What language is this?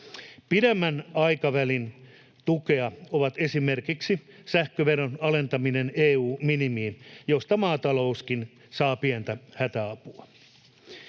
Finnish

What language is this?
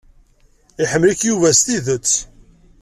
Kabyle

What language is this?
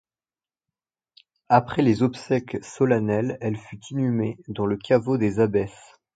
French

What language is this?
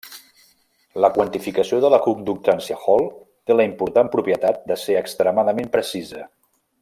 Catalan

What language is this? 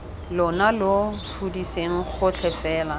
Tswana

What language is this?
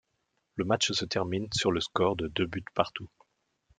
French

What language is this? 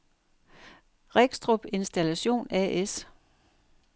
Danish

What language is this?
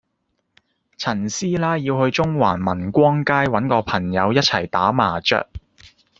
Cantonese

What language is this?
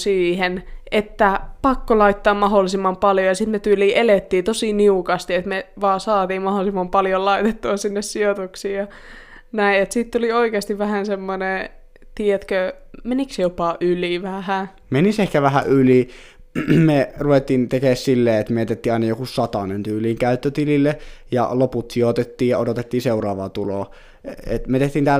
Finnish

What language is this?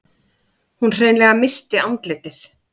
Icelandic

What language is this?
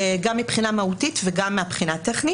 Hebrew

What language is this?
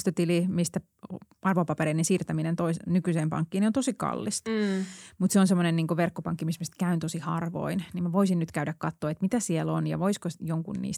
Finnish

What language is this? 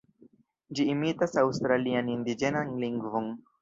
Esperanto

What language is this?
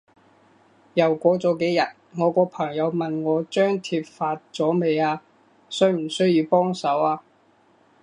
Cantonese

